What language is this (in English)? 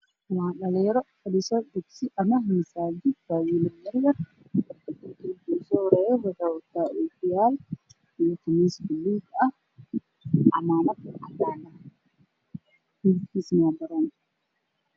Somali